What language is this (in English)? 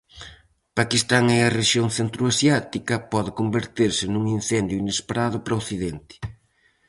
Galician